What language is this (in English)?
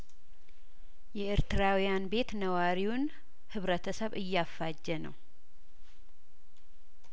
Amharic